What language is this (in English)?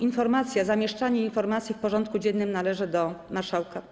Polish